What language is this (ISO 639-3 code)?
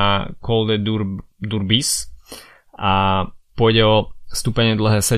slk